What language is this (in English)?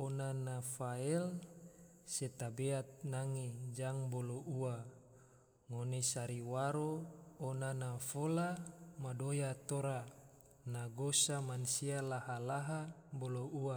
Tidore